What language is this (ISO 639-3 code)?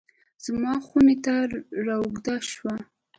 pus